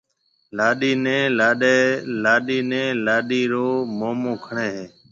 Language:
Marwari (Pakistan)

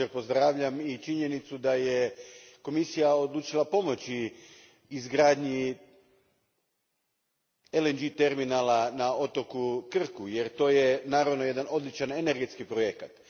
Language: Croatian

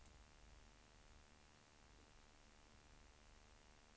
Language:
Swedish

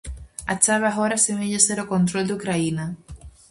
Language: Galician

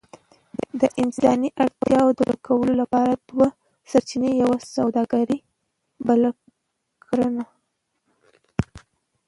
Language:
Pashto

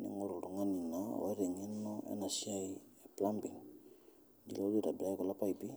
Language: Masai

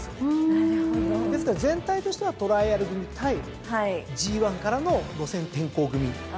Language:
Japanese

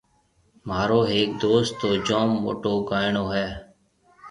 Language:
Marwari (Pakistan)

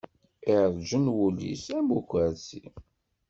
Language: Kabyle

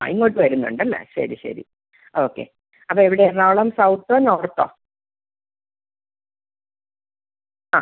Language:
Malayalam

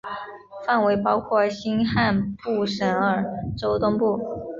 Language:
Chinese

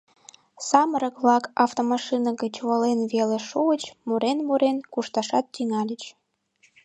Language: Mari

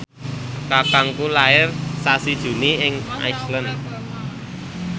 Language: Javanese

